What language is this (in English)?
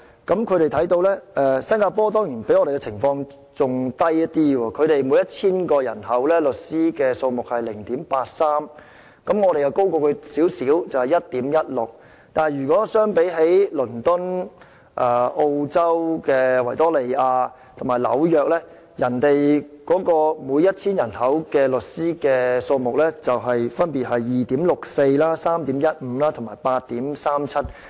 Cantonese